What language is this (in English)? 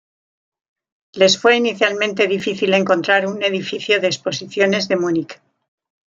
Spanish